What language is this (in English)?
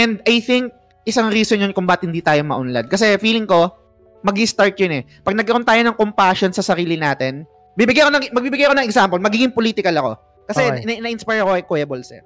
Filipino